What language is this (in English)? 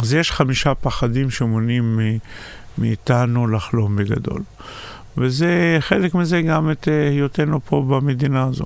Hebrew